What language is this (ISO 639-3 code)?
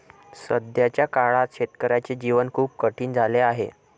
mar